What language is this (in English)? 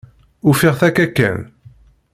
Kabyle